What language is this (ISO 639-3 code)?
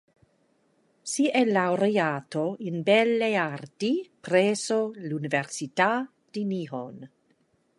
ita